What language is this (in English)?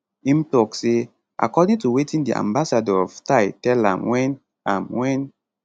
Nigerian Pidgin